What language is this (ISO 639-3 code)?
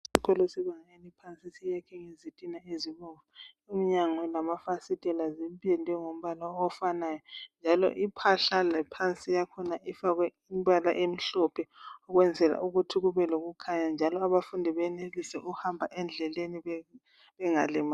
nde